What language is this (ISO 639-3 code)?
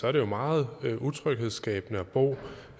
dan